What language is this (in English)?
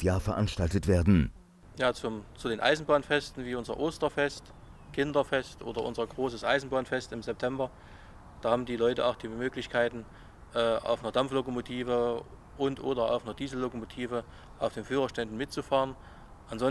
German